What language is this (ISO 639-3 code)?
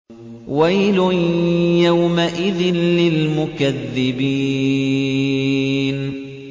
ara